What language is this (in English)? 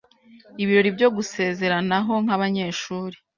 Kinyarwanda